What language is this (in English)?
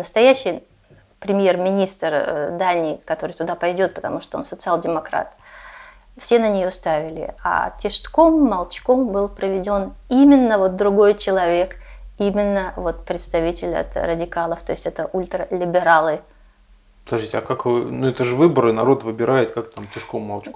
Russian